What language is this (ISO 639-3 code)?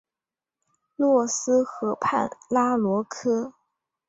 zho